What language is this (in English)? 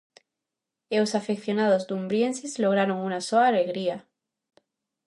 Galician